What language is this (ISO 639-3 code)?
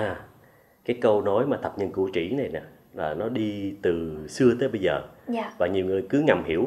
vie